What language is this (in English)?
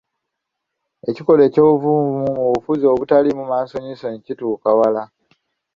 Ganda